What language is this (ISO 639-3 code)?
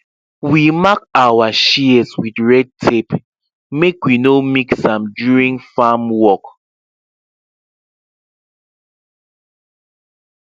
pcm